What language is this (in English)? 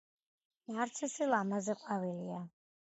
Georgian